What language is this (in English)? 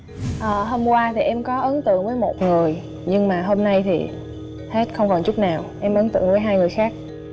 Vietnamese